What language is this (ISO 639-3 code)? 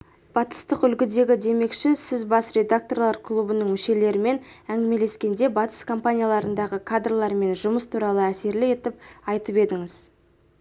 kaz